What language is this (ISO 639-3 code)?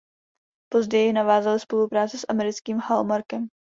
ces